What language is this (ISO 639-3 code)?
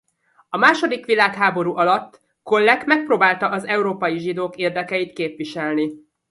hun